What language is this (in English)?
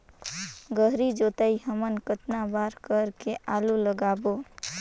Chhattisgarhi